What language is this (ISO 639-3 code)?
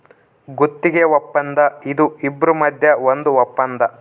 kan